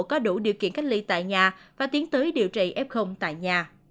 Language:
Vietnamese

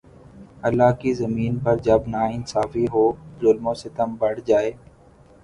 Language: Urdu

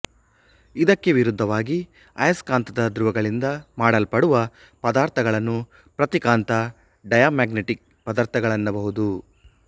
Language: Kannada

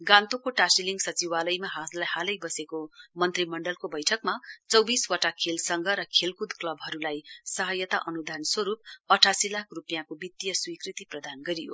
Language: Nepali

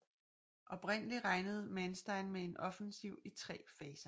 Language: Danish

